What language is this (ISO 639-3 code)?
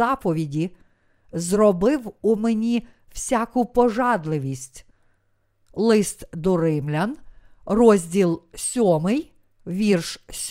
ukr